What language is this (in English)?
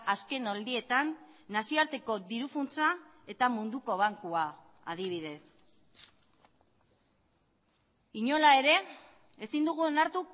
Basque